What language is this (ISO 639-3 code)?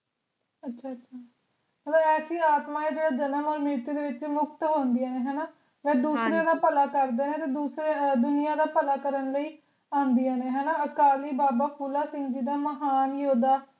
pan